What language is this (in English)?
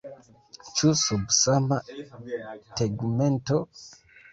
Esperanto